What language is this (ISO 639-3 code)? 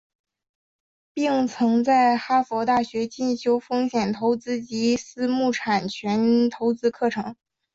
zho